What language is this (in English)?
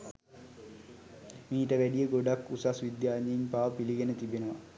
Sinhala